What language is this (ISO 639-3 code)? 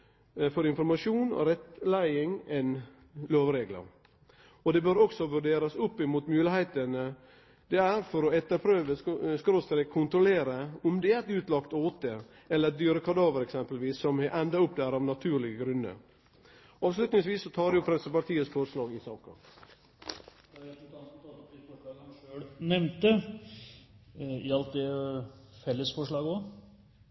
nno